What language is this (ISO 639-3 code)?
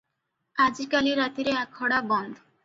ori